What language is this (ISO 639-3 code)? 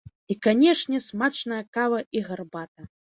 bel